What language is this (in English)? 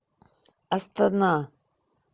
Russian